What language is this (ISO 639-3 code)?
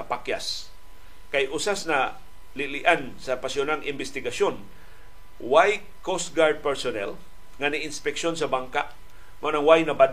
fil